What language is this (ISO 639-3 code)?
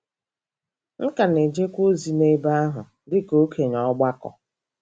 ibo